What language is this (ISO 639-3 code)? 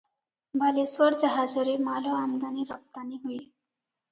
ori